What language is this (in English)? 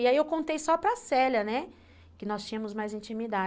Portuguese